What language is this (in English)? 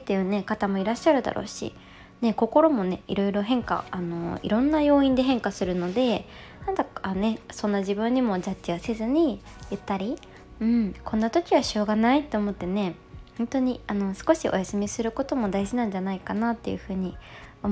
Japanese